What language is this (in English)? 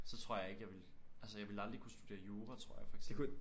Danish